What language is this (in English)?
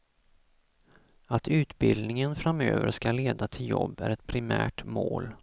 Swedish